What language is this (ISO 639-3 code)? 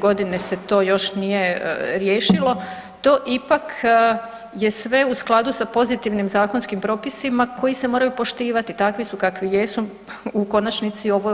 hrv